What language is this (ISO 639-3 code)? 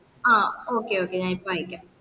mal